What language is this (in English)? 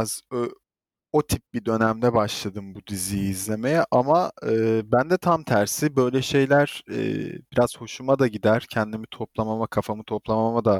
Turkish